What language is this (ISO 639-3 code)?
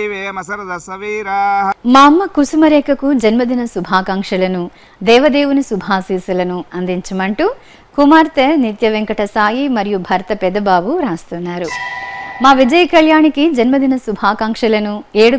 tel